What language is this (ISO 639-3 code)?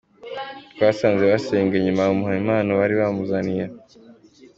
kin